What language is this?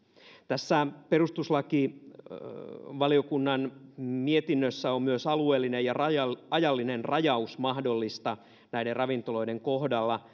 Finnish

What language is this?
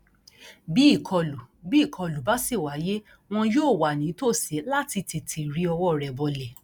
Yoruba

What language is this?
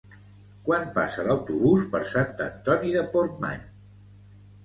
Catalan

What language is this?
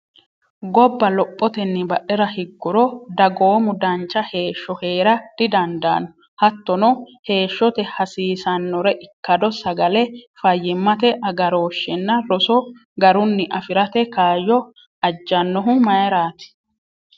Sidamo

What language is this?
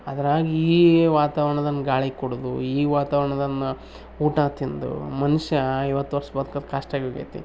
Kannada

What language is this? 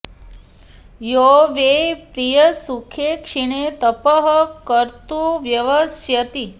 Sanskrit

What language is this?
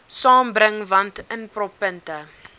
Afrikaans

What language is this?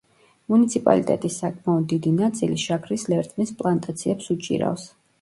Georgian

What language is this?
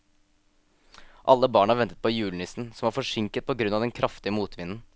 Norwegian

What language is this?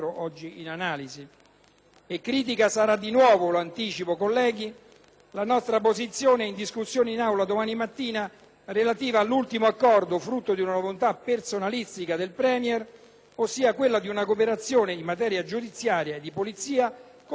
Italian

